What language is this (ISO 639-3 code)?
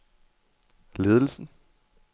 dan